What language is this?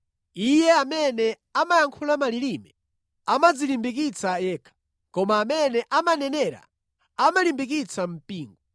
Nyanja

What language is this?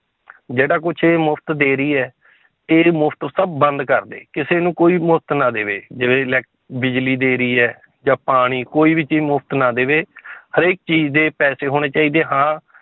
Punjabi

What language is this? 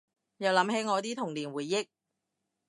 Cantonese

